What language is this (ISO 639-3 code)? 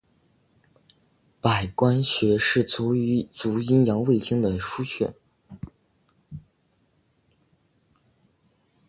zho